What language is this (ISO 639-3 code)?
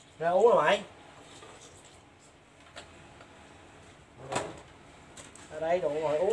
vie